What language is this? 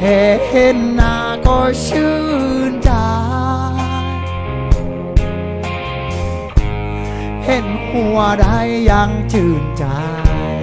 Thai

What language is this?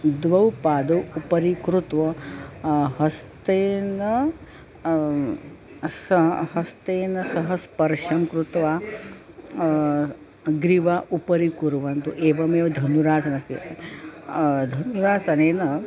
Sanskrit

